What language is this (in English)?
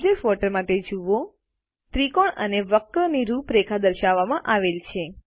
Gujarati